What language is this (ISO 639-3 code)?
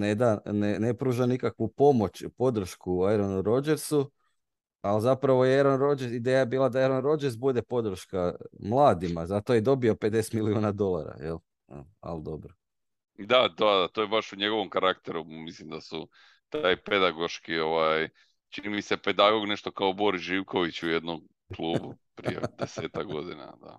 hrv